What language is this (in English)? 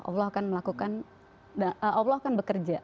Indonesian